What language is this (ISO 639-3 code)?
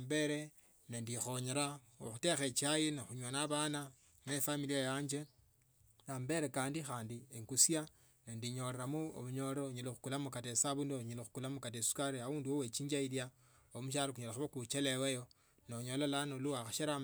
lto